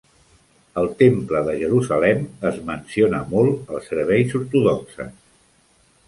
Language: Catalan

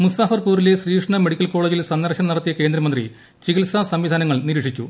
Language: Malayalam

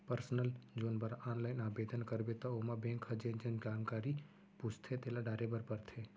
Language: Chhattisgarhi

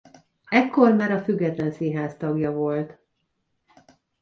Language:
Hungarian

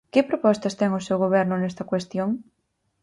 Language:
Galician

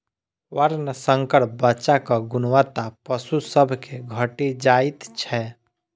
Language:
Maithili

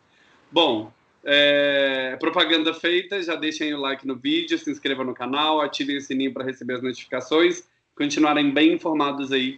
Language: Portuguese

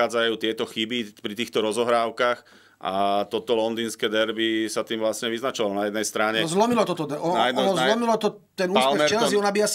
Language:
Slovak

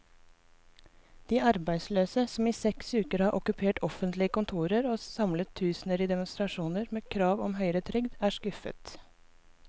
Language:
Norwegian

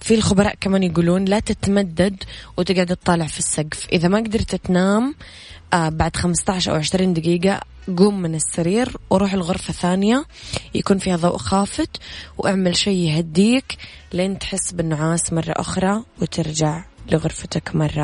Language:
Arabic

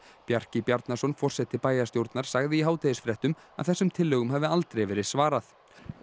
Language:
Icelandic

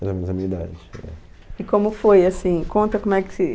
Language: Portuguese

